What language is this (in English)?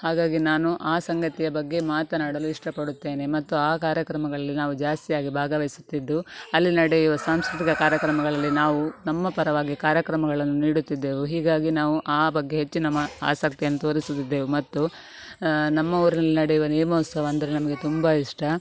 Kannada